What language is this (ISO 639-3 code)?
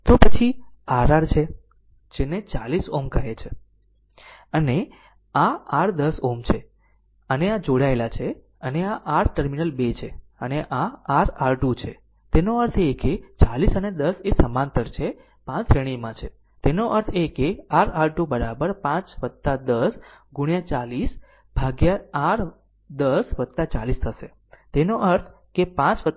guj